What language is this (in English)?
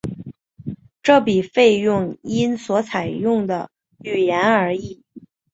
Chinese